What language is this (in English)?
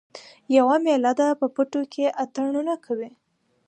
Pashto